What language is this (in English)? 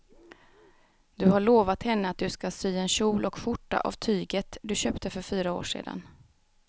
Swedish